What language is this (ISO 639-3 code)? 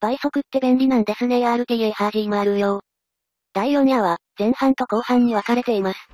jpn